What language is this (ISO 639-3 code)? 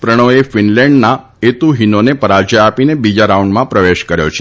guj